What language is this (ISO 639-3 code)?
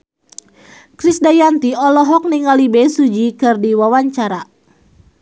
sun